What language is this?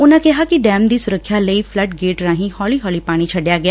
Punjabi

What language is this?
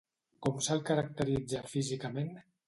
Catalan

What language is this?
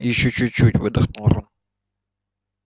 Russian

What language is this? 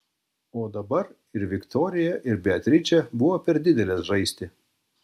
Lithuanian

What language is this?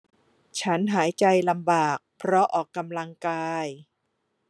Thai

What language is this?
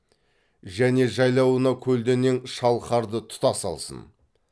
Kazakh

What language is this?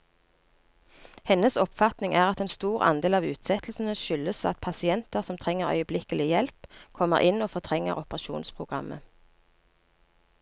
Norwegian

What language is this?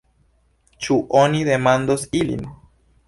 Esperanto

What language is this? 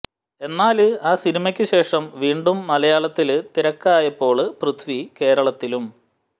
Malayalam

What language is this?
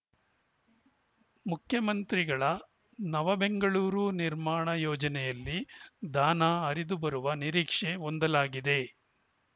Kannada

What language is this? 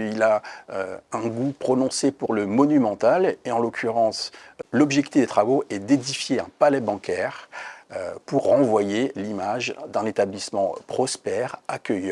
French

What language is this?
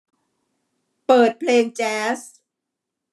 Thai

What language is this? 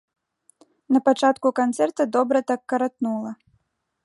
Belarusian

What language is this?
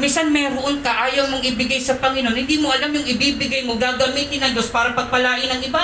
Filipino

